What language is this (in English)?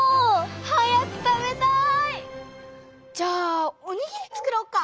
Japanese